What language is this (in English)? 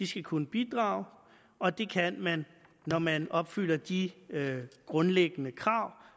Danish